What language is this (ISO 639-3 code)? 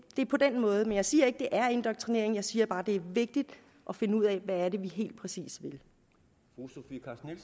dan